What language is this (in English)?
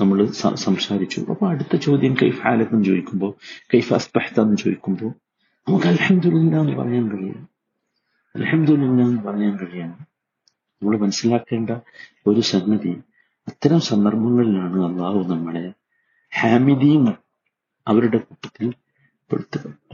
Malayalam